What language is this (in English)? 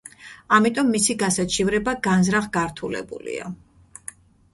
Georgian